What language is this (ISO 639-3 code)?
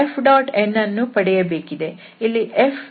kan